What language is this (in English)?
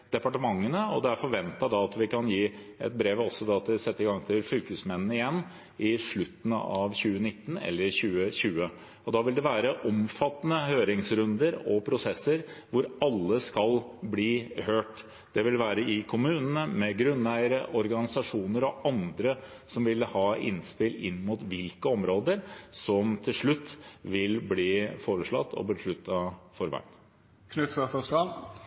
Norwegian Bokmål